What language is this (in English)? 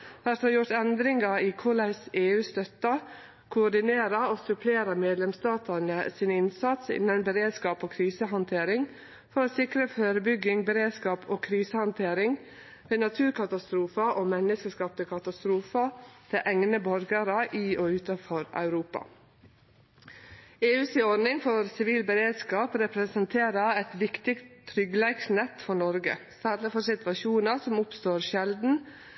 Norwegian Nynorsk